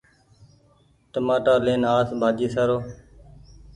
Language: Goaria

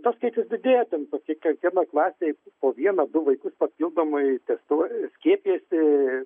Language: Lithuanian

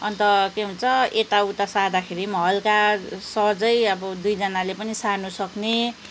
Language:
Nepali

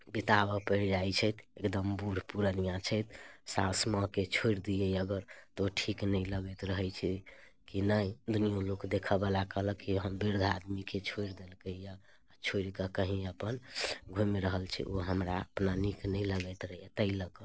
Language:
Maithili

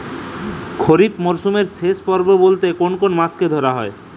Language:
Bangla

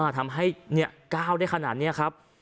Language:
Thai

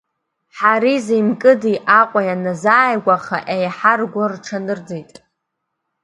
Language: Abkhazian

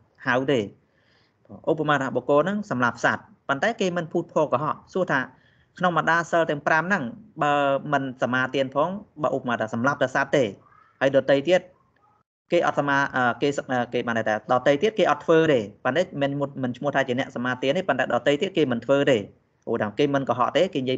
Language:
Vietnamese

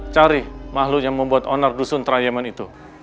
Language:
Indonesian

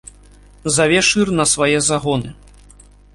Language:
Belarusian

